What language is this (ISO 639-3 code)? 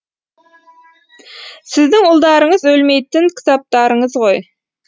kaz